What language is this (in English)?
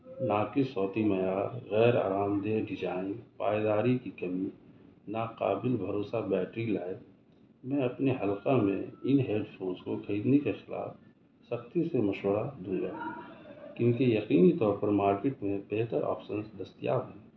Urdu